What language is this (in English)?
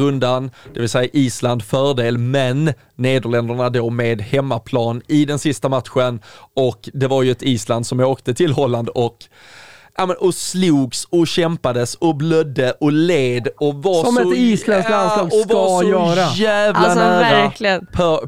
Swedish